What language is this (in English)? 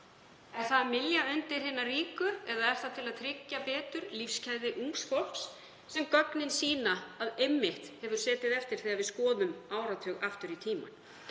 Icelandic